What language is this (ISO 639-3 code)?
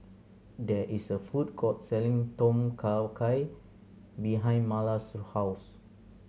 eng